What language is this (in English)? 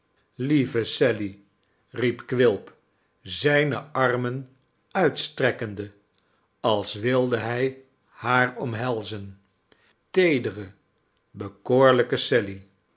Dutch